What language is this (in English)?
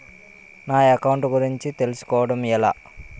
Telugu